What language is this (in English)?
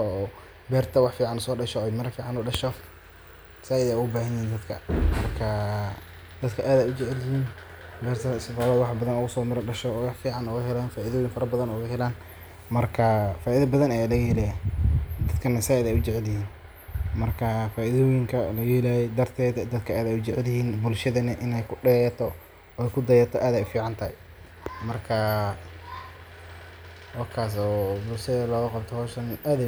Somali